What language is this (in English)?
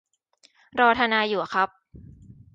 Thai